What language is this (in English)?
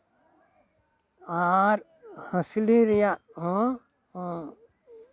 Santali